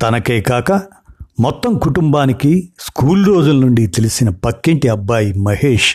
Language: Telugu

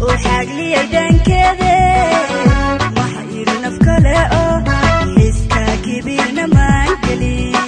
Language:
Arabic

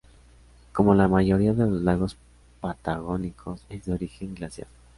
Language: Spanish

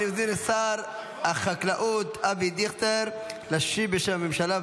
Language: Hebrew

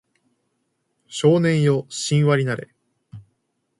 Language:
Japanese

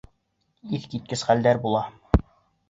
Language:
Bashkir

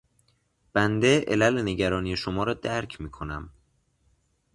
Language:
Persian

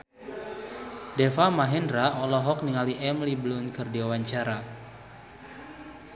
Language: Sundanese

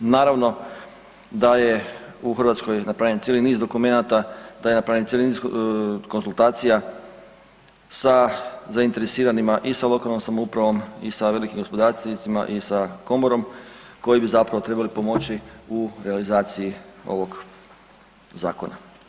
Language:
Croatian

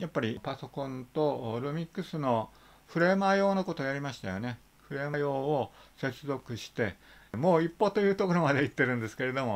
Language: Japanese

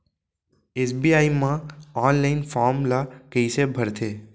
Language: Chhattisgarhi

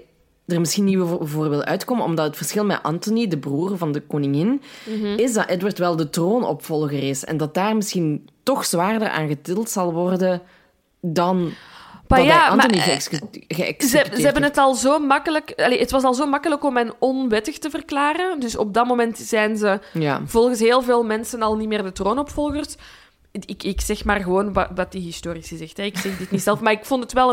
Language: Dutch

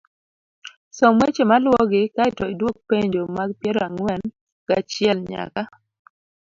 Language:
Luo (Kenya and Tanzania)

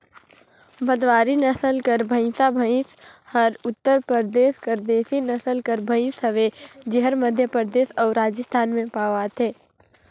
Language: Chhattisgarhi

